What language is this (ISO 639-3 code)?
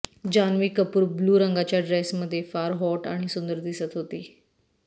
mar